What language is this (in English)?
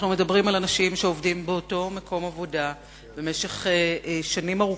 Hebrew